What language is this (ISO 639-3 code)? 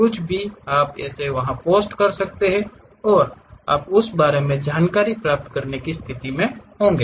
hin